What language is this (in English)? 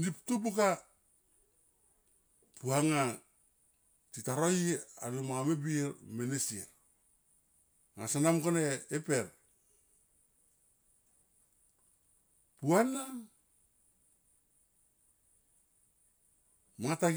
Tomoip